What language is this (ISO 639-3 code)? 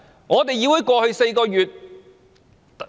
yue